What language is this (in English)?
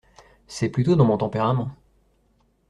French